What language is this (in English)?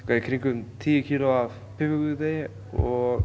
Icelandic